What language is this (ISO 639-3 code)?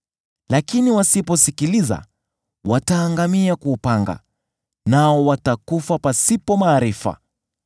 swa